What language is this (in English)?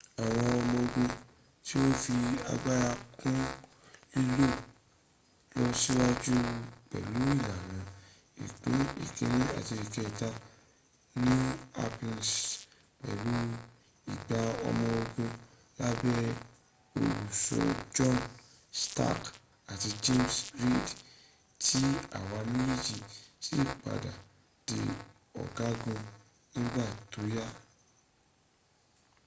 Yoruba